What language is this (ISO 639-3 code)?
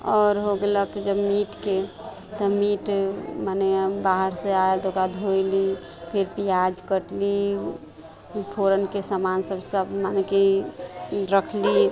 mai